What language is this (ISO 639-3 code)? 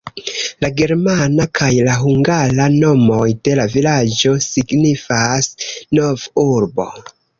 epo